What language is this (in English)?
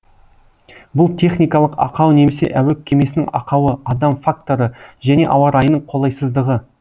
Kazakh